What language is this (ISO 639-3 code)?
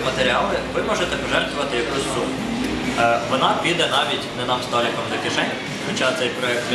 rus